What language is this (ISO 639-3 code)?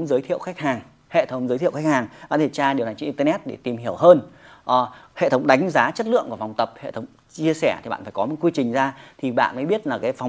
vie